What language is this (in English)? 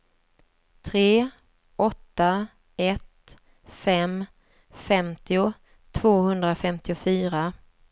Swedish